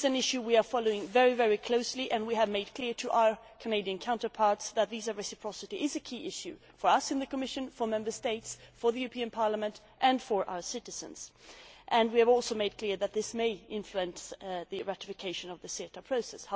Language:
English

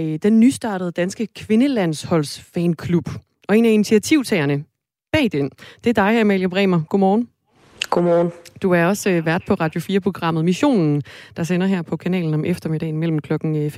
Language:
Danish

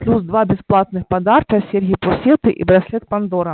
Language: Russian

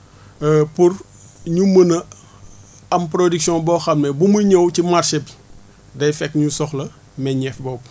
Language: Wolof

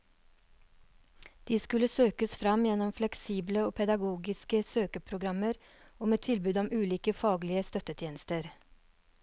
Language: Norwegian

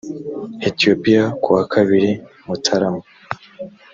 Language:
Kinyarwanda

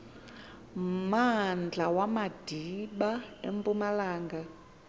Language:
Xhosa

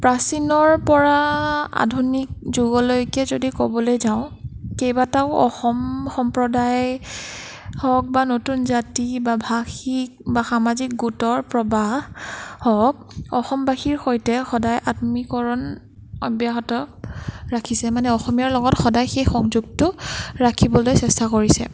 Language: Assamese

